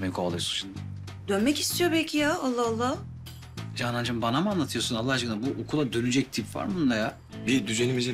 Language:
Turkish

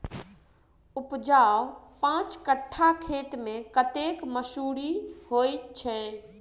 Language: Maithili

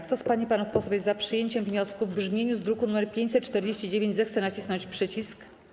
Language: Polish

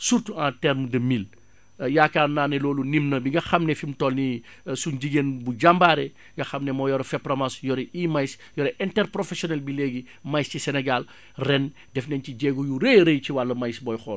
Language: Wolof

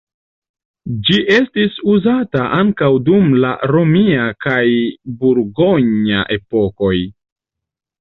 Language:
Esperanto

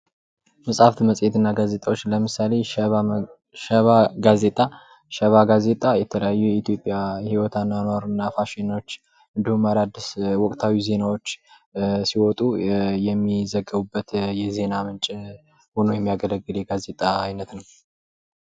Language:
Amharic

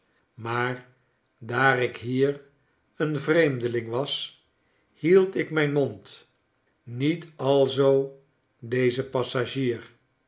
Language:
Dutch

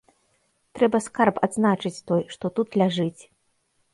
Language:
Belarusian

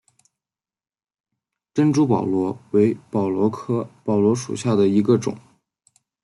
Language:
Chinese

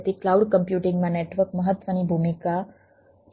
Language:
Gujarati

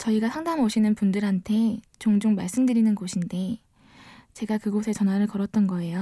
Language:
Korean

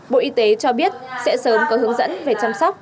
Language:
Vietnamese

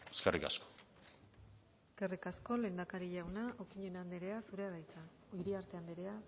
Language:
Basque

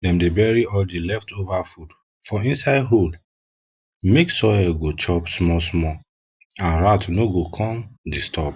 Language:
Nigerian Pidgin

